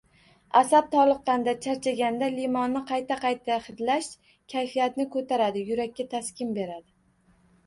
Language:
Uzbek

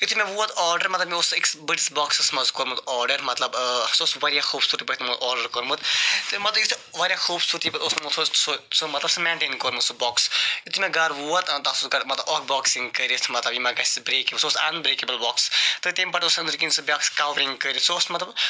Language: Kashmiri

